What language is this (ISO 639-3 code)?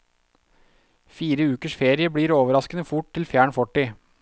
nor